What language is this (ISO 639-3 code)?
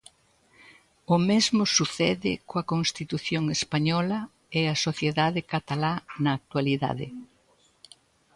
glg